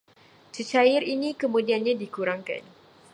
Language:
Malay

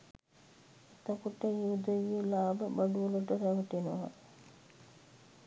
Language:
Sinhala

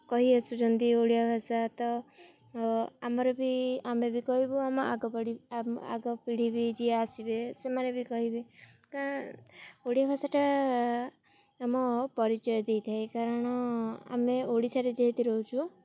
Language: Odia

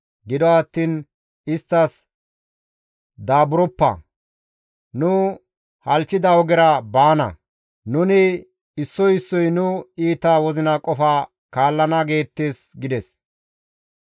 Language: Gamo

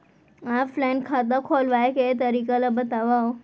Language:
Chhattisgarhi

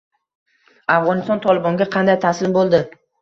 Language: Uzbek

